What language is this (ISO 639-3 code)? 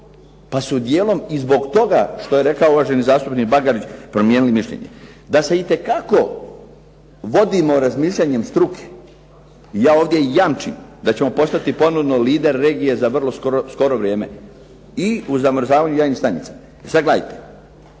hrv